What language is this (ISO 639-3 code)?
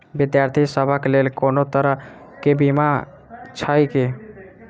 mai